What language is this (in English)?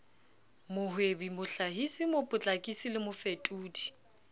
Southern Sotho